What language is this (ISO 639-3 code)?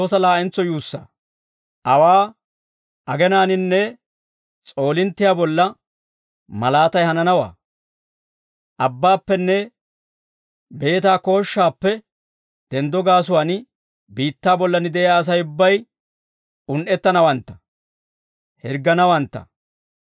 dwr